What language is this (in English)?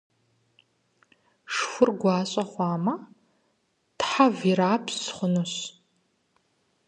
Kabardian